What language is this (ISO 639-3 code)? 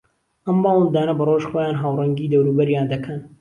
ckb